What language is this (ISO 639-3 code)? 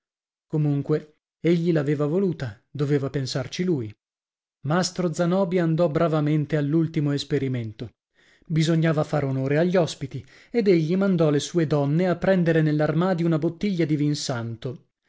ita